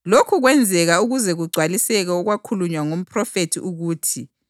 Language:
North Ndebele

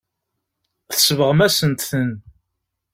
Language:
Kabyle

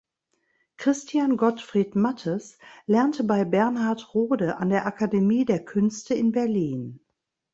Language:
German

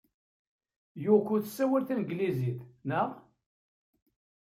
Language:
Kabyle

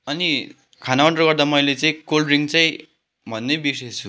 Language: Nepali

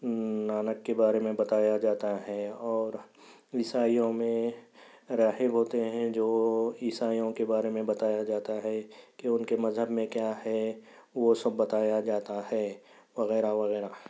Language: Urdu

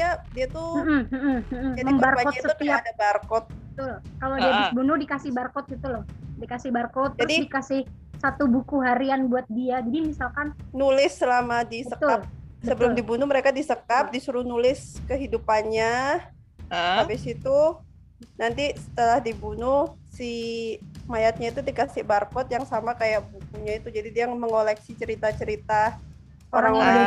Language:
Indonesian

